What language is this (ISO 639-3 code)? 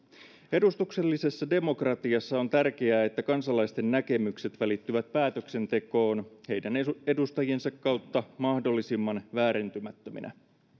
fin